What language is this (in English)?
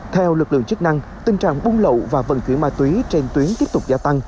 Vietnamese